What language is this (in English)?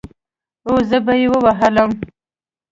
Pashto